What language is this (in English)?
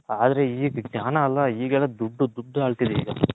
Kannada